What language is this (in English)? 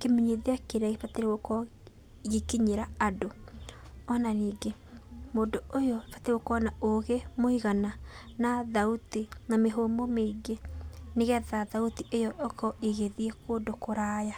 Kikuyu